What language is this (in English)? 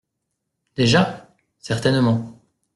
French